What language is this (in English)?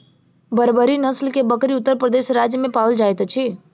Maithili